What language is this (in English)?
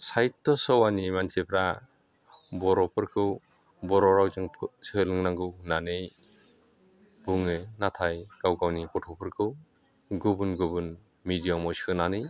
Bodo